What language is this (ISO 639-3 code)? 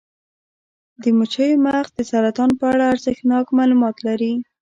pus